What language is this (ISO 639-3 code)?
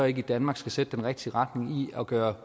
dan